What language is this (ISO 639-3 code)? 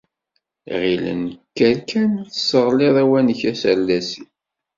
kab